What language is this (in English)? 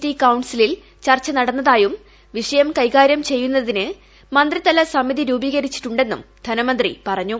Malayalam